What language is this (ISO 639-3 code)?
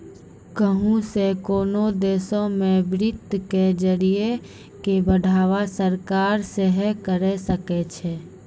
mai